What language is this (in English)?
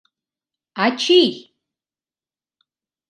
Mari